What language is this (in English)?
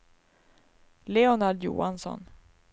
Swedish